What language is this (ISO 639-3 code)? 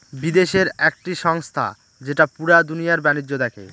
ben